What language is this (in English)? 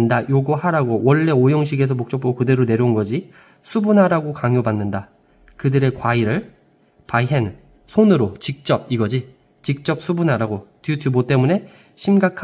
Korean